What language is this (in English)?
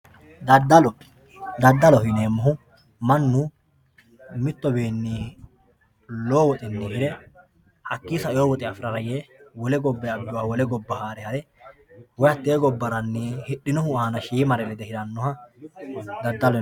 Sidamo